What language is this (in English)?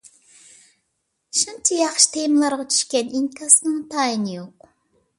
Uyghur